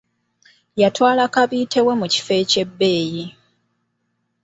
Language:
Ganda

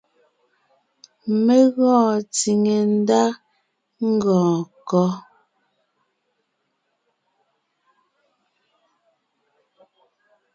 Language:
Ngiemboon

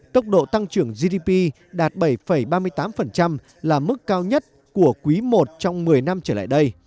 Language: Vietnamese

